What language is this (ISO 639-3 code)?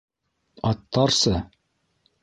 bak